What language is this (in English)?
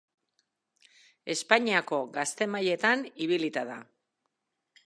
Basque